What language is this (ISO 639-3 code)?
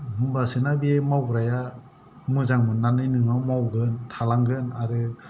brx